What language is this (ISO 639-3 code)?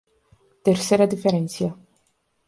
spa